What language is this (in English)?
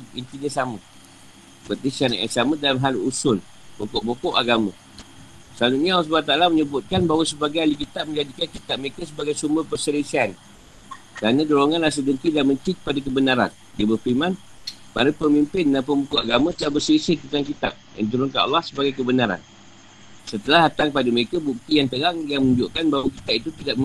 Malay